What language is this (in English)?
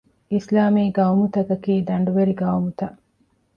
Divehi